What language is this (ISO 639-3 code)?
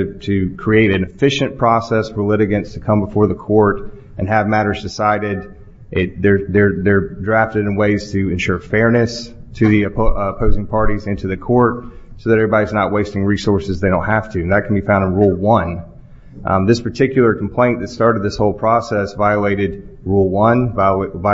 eng